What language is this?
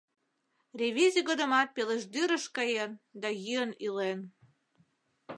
Mari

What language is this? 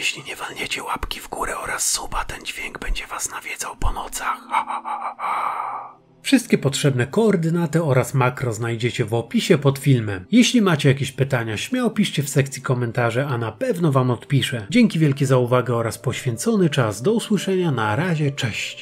Polish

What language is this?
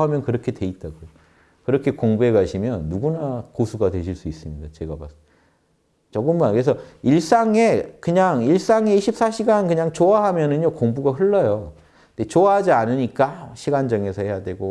Korean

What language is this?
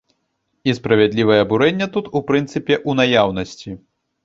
Belarusian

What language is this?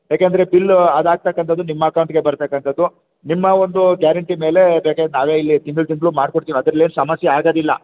Kannada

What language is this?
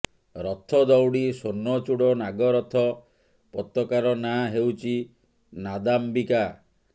Odia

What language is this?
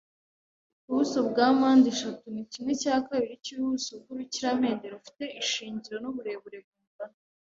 Kinyarwanda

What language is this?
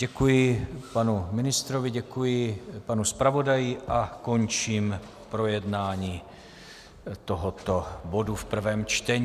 Czech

